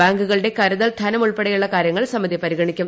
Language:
Malayalam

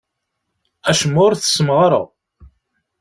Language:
Kabyle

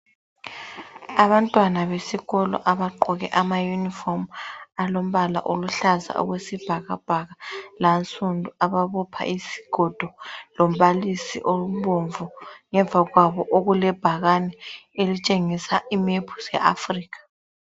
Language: North Ndebele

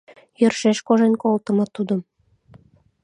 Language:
Mari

